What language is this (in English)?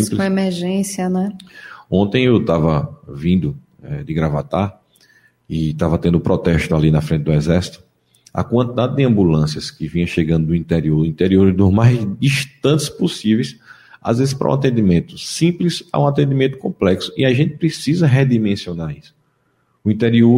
Portuguese